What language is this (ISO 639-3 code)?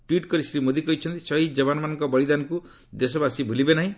ori